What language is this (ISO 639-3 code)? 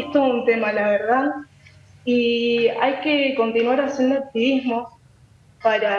spa